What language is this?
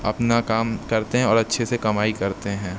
Urdu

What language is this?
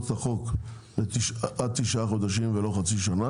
Hebrew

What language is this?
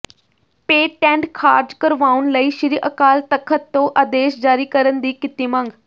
Punjabi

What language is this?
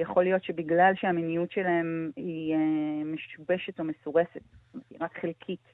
Hebrew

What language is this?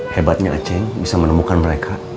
Indonesian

